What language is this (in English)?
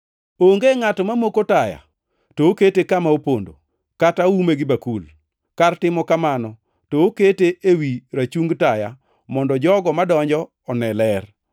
Luo (Kenya and Tanzania)